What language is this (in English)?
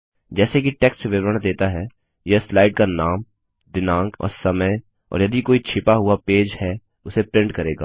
Hindi